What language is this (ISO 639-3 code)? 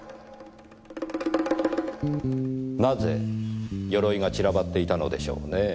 jpn